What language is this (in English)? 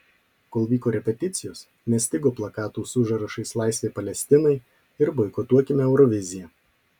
Lithuanian